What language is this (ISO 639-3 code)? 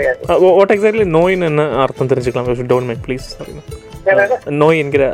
tam